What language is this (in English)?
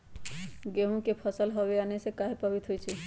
Magahi